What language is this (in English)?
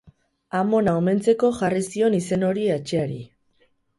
Basque